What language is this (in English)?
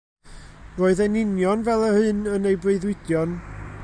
Welsh